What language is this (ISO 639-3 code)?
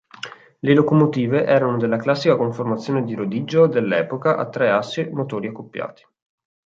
ita